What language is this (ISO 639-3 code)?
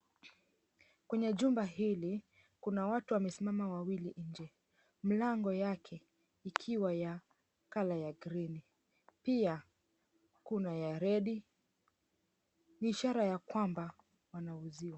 swa